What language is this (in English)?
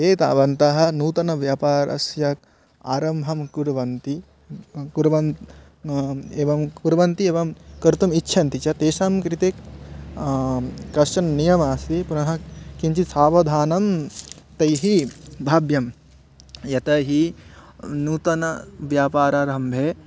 Sanskrit